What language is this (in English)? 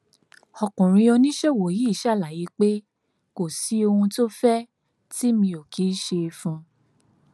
Yoruba